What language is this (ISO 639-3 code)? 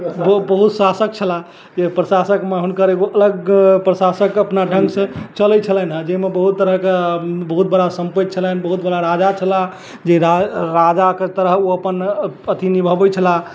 mai